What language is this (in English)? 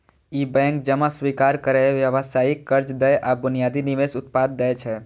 Maithili